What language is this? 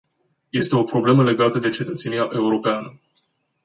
Romanian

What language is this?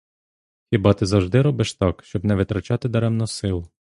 Ukrainian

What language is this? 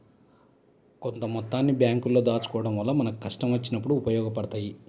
Telugu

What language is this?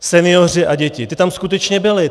Czech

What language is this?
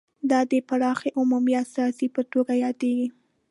Pashto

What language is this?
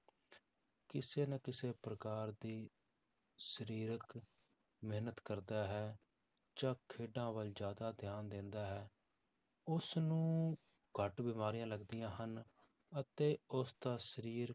Punjabi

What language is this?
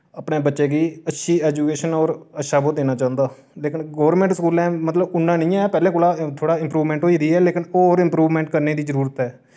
Dogri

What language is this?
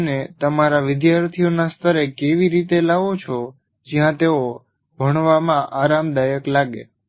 Gujarati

